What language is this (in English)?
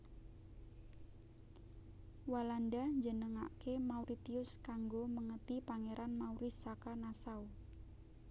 Javanese